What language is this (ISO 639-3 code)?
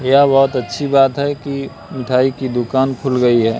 hin